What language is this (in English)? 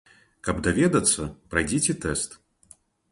Belarusian